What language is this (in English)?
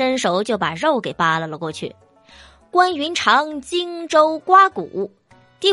Chinese